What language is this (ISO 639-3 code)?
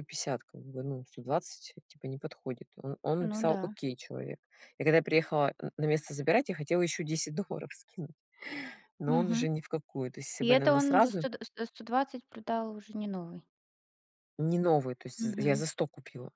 rus